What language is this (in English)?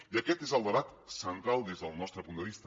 Catalan